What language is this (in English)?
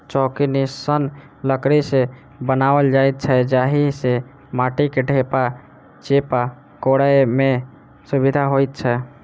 Maithili